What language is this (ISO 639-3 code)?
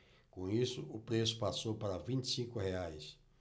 por